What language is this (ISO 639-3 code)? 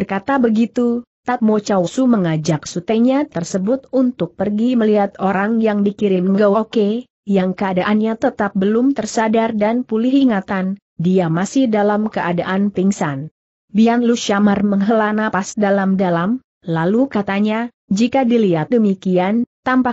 ind